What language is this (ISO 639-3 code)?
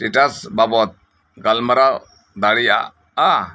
sat